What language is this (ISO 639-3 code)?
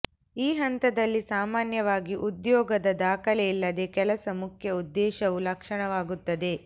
kan